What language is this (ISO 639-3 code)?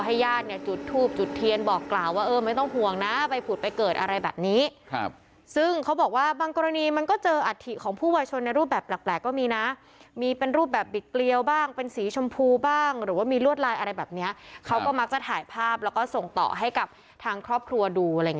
tha